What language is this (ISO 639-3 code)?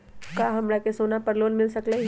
mag